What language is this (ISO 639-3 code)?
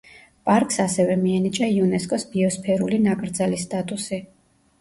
kat